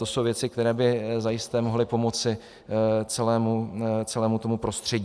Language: Czech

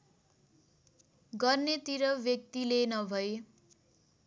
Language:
Nepali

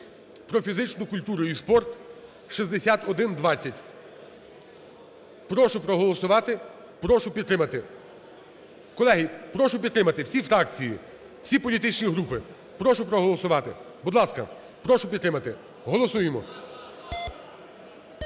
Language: Ukrainian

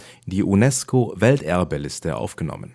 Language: German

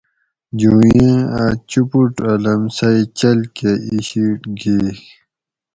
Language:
Gawri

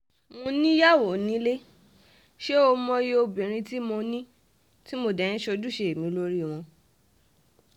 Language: Yoruba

